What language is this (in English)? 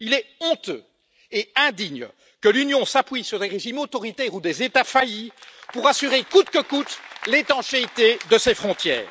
French